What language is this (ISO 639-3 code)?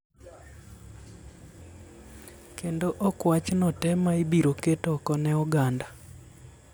luo